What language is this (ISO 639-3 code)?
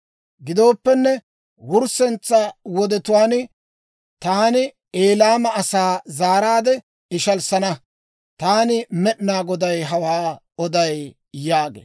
dwr